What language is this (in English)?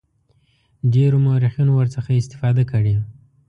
Pashto